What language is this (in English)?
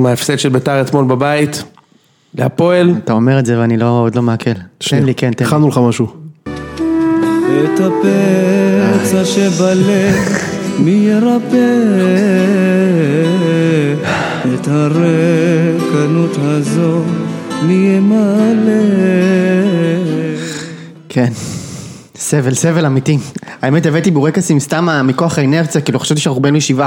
Hebrew